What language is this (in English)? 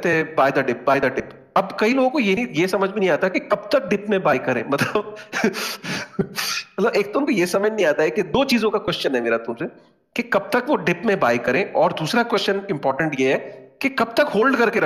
Hindi